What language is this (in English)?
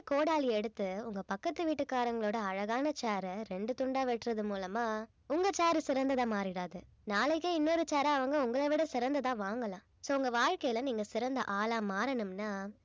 Tamil